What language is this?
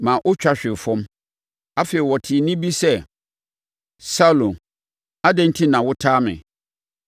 Akan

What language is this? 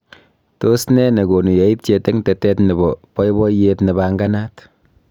Kalenjin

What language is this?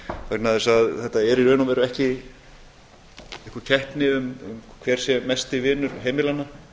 Icelandic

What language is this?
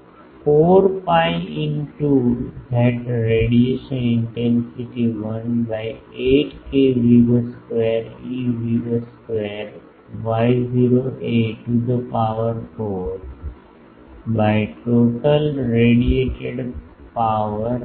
Gujarati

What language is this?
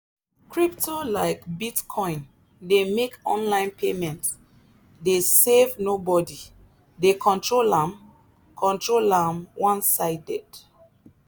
Nigerian Pidgin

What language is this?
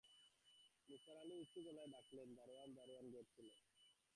Bangla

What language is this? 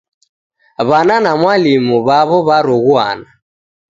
Taita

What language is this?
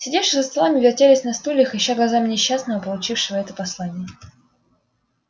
Russian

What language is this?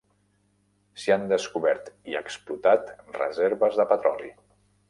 Catalan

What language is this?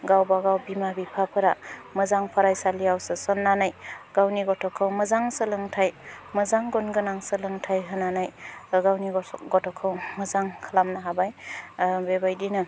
Bodo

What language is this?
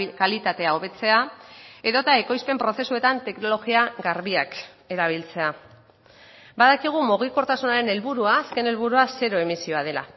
Basque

